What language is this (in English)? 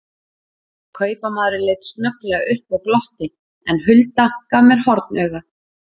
Icelandic